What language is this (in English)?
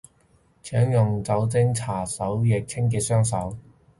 Cantonese